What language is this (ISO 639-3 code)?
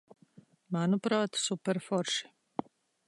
lav